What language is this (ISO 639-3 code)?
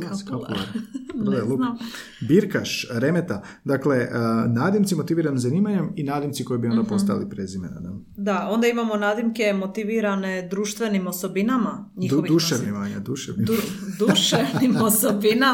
hrv